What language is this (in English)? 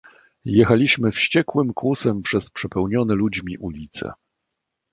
Polish